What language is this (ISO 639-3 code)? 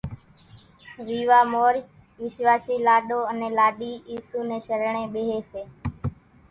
gjk